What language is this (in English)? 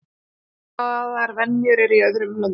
Icelandic